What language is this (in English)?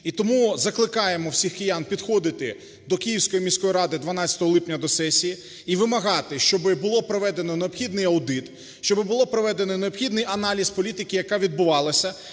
Ukrainian